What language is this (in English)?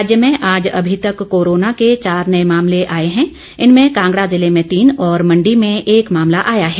Hindi